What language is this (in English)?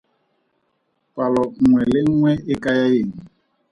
Tswana